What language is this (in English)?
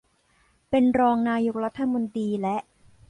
Thai